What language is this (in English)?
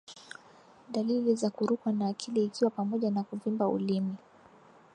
Swahili